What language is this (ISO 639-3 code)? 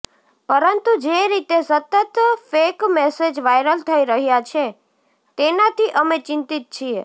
guj